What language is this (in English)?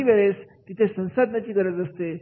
Marathi